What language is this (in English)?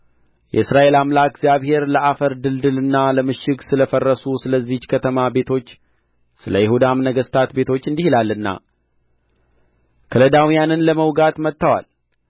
Amharic